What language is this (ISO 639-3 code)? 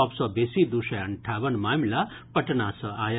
mai